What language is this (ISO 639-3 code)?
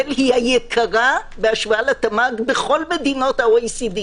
heb